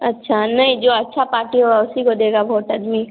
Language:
Hindi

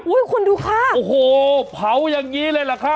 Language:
Thai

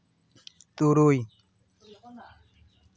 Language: Santali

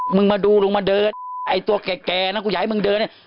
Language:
Thai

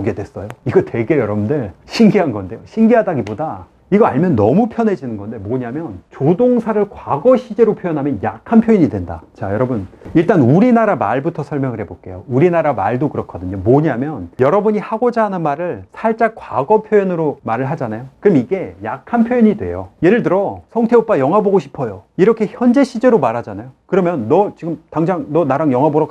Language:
Korean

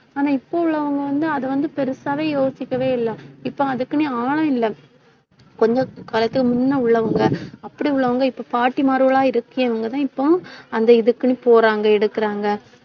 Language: Tamil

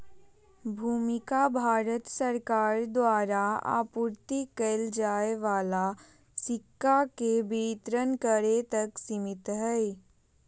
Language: Magahi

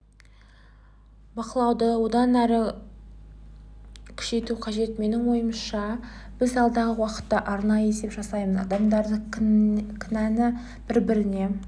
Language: Kazakh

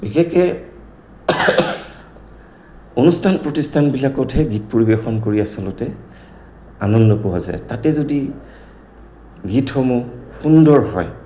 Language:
Assamese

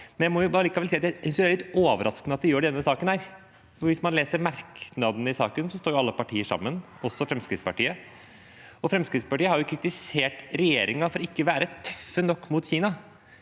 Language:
Norwegian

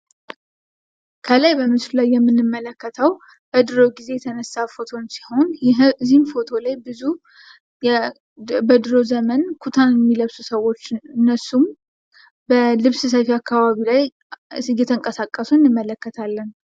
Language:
Amharic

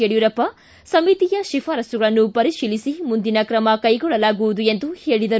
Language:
Kannada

